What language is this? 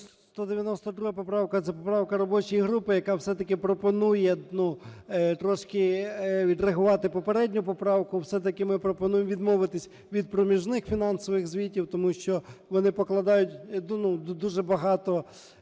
Ukrainian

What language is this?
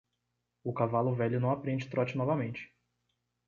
Portuguese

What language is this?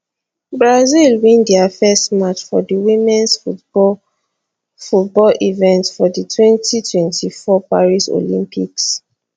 Nigerian Pidgin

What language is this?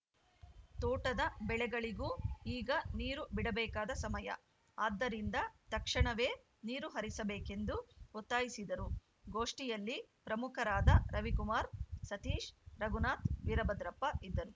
Kannada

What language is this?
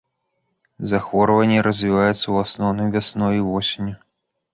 Belarusian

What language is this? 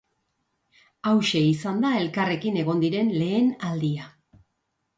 Basque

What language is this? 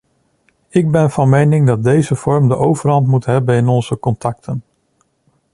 Dutch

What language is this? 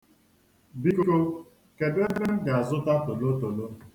Igbo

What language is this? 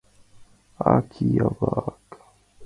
Mari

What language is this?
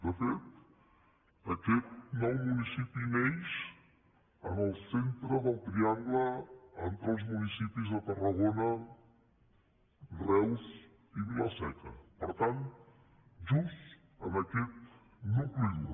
Catalan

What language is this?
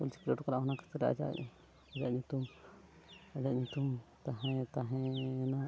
Santali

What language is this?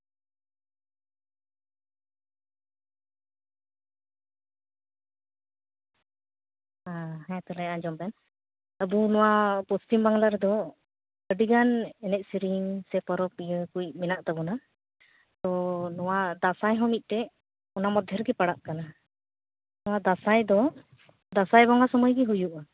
Santali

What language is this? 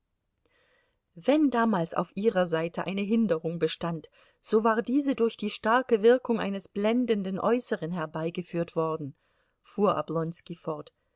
German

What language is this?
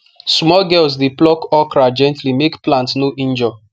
Nigerian Pidgin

